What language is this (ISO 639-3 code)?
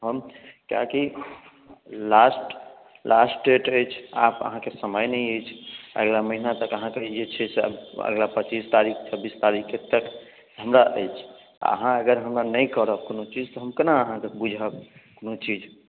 mai